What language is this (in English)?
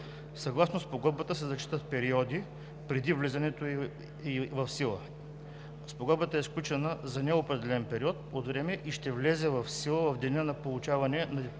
Bulgarian